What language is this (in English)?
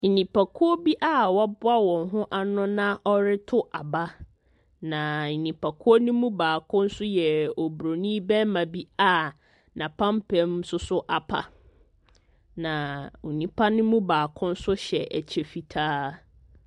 Akan